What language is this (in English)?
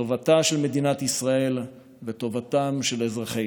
Hebrew